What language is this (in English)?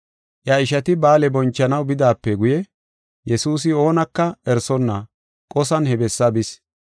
Gofa